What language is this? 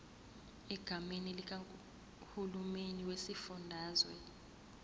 Zulu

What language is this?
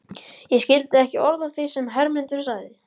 Icelandic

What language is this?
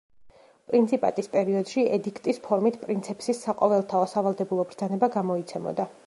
Georgian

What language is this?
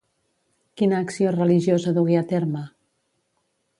Catalan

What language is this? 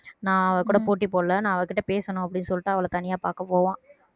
Tamil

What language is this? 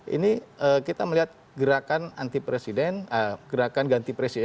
Indonesian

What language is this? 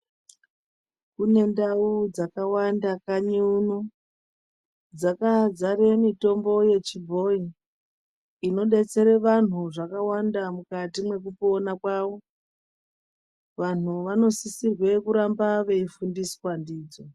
Ndau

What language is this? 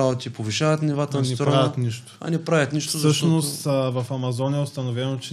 Bulgarian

